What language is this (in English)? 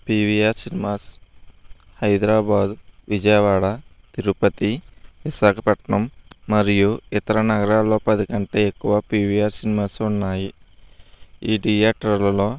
Telugu